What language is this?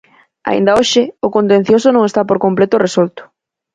Galician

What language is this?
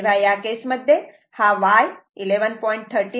Marathi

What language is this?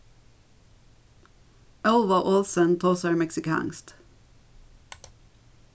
Faroese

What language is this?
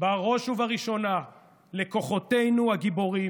Hebrew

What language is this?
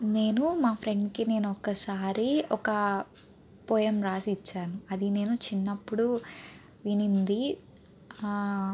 Telugu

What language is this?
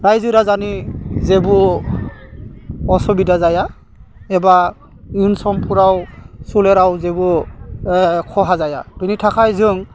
Bodo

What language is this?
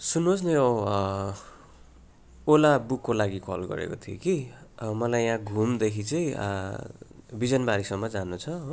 Nepali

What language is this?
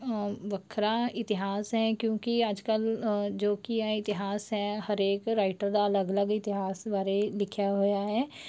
Punjabi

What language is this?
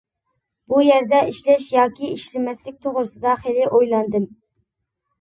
Uyghur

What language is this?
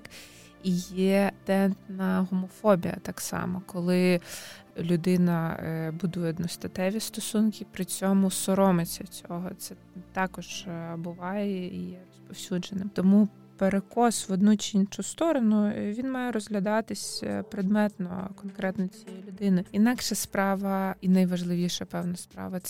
Ukrainian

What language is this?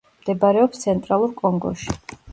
Georgian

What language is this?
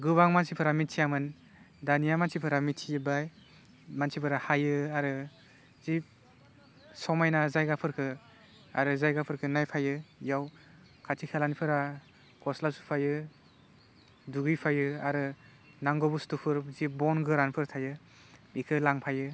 Bodo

